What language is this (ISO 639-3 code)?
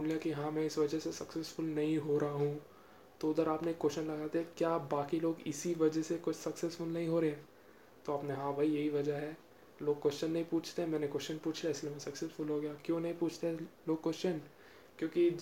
hin